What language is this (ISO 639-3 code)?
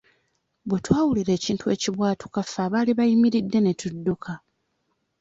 lug